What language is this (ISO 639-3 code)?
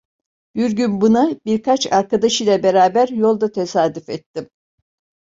tur